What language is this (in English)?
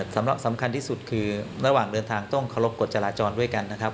Thai